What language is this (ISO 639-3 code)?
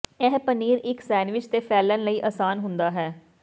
pan